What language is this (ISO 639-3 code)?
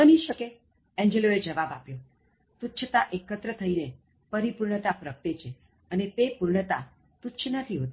guj